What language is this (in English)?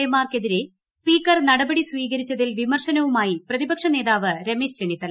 Malayalam